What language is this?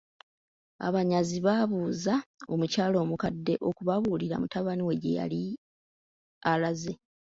Ganda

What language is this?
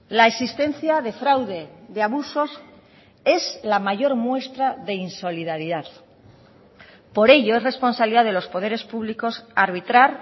Spanish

